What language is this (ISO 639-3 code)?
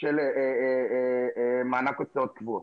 heb